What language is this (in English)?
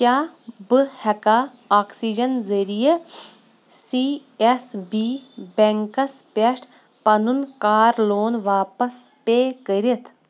Kashmiri